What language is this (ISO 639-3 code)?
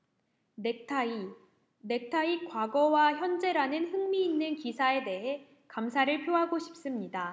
kor